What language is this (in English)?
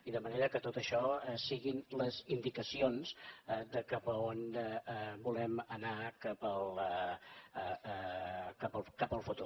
Catalan